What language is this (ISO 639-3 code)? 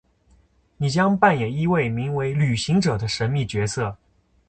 zho